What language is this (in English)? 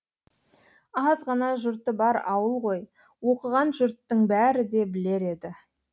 Kazakh